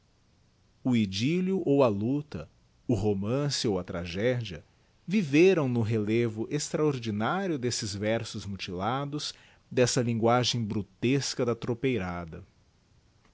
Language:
Portuguese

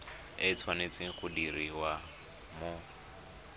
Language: Tswana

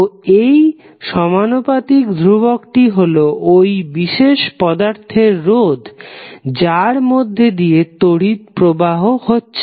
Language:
Bangla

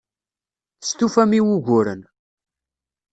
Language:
Kabyle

